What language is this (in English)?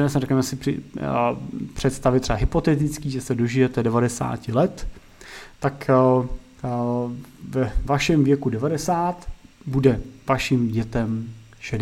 Czech